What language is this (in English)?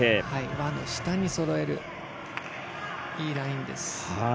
Japanese